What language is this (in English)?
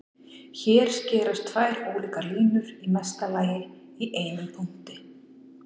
Icelandic